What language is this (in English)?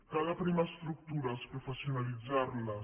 Catalan